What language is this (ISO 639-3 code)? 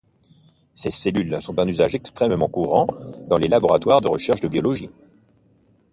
fra